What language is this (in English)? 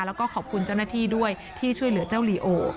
Thai